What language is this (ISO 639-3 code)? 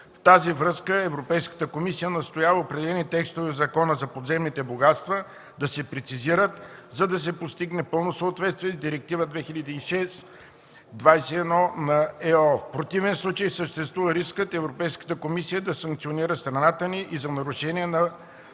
bul